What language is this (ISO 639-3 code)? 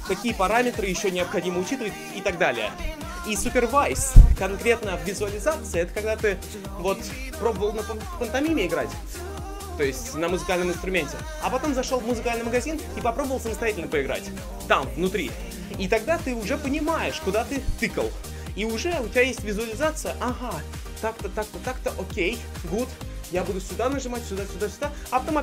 rus